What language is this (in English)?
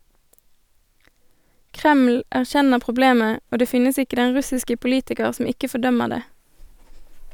Norwegian